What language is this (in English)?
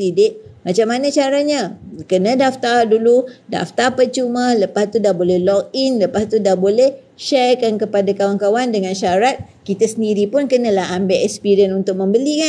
Malay